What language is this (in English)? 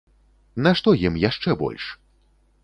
Belarusian